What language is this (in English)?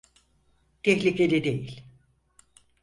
Turkish